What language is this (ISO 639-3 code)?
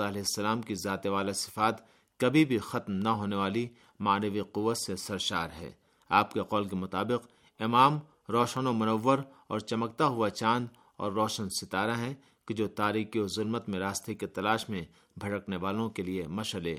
urd